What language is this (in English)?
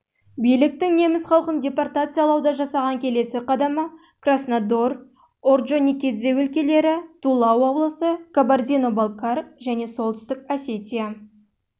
Kazakh